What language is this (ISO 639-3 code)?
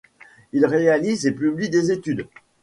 fra